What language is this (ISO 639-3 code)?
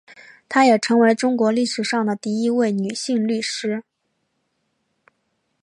zho